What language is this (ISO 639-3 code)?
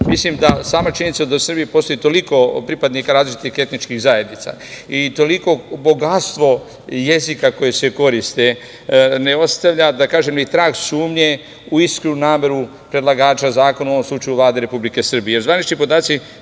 srp